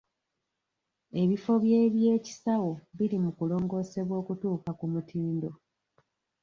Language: Ganda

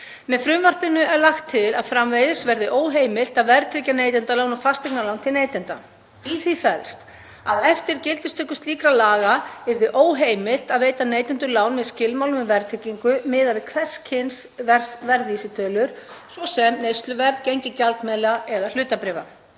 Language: Icelandic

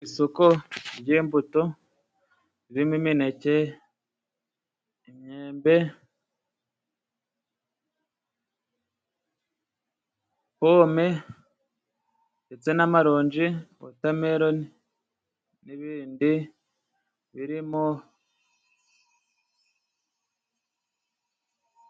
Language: Kinyarwanda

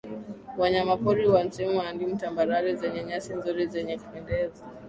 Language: Swahili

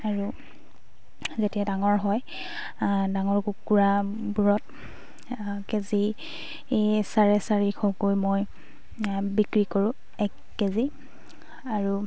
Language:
Assamese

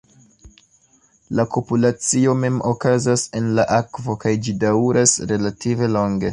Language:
Esperanto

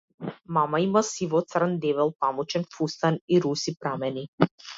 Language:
Macedonian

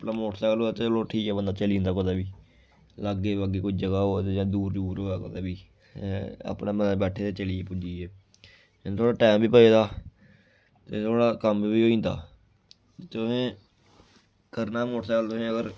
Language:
Dogri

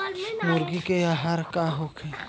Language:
Bhojpuri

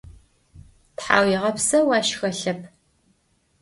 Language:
Adyghe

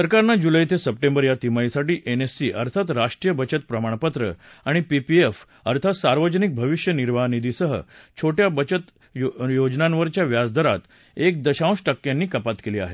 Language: Marathi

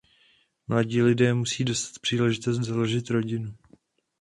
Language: Czech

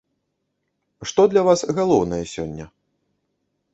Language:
Belarusian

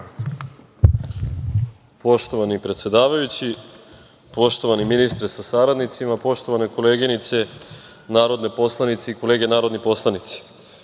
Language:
Serbian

